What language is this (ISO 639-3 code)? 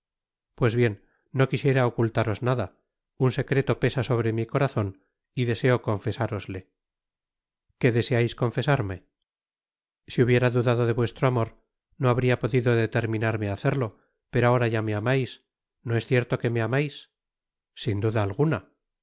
spa